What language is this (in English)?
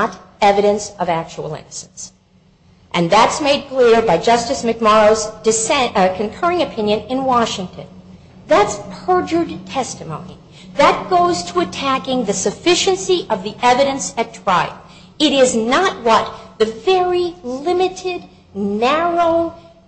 English